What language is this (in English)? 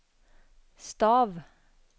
Norwegian